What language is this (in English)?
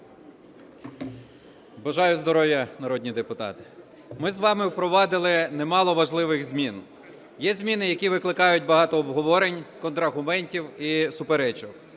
Ukrainian